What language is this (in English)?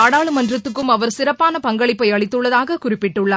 Tamil